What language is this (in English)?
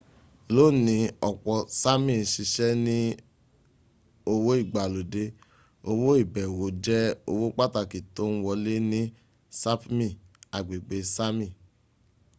Yoruba